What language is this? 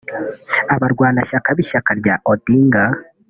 Kinyarwanda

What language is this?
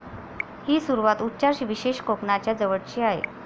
Marathi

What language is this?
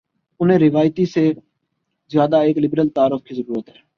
Urdu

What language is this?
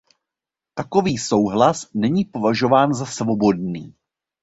Czech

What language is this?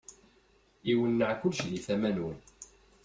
Kabyle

